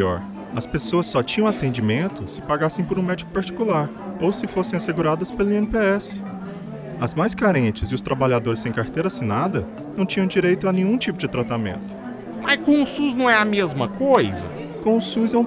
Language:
Portuguese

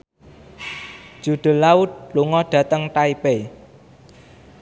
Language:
Javanese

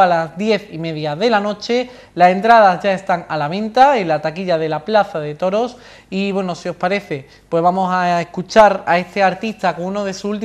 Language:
Spanish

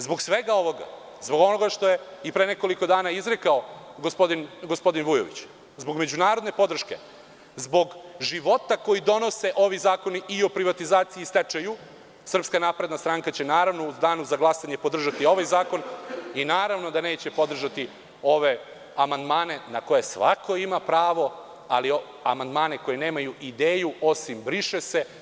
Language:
Serbian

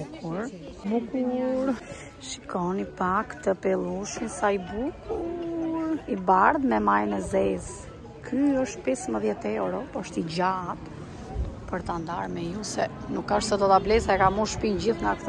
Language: Romanian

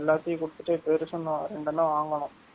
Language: Tamil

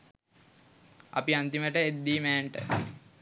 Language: Sinhala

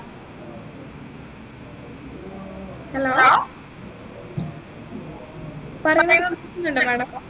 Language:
Malayalam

